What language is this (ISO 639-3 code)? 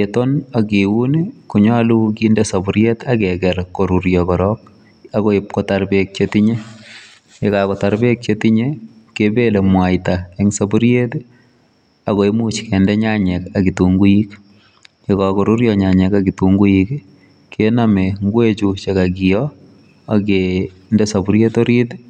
kln